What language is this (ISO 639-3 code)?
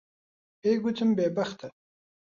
ckb